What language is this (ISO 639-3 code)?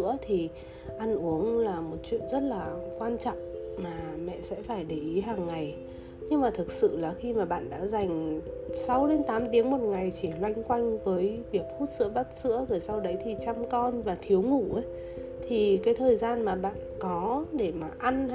vie